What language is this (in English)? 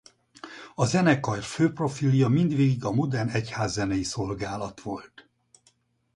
Hungarian